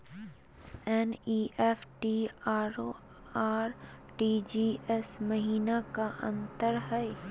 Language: Magahi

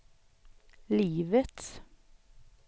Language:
Swedish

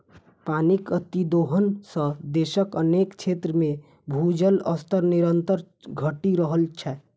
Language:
Maithili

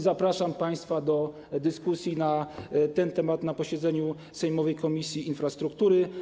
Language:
Polish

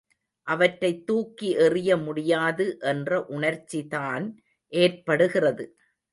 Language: Tamil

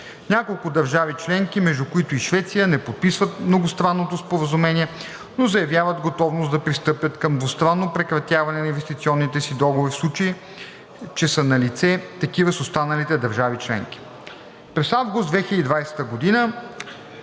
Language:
Bulgarian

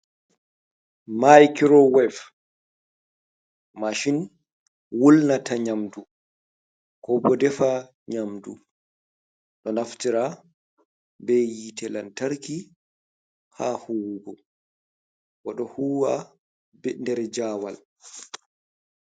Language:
Fula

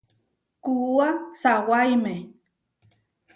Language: Huarijio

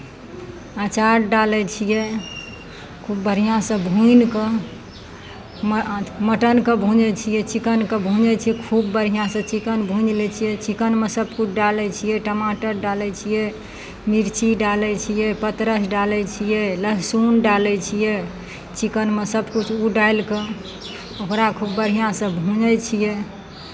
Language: Maithili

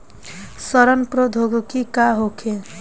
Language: Bhojpuri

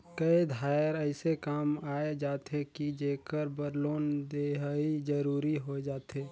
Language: Chhattisgarhi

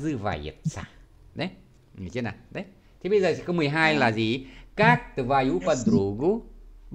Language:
Vietnamese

